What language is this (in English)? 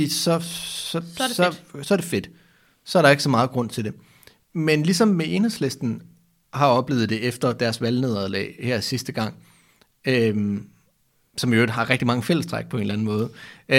Danish